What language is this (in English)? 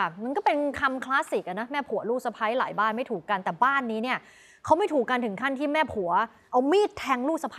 Thai